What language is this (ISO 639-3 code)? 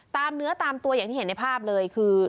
tha